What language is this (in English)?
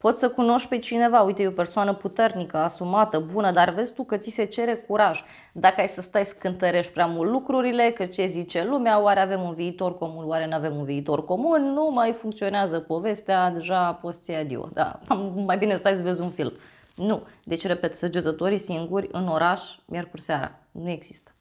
Romanian